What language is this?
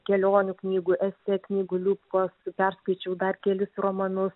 Lithuanian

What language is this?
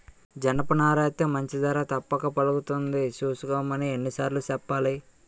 Telugu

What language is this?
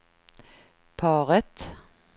Swedish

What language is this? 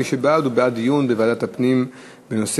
Hebrew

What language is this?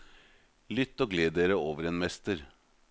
Norwegian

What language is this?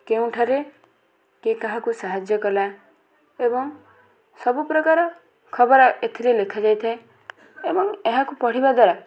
Odia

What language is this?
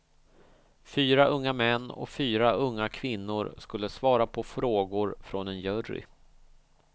Swedish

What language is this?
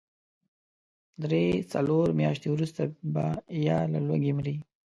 Pashto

